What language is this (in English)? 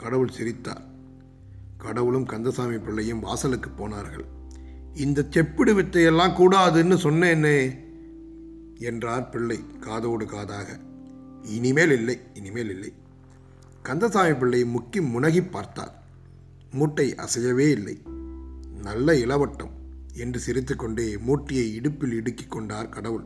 Tamil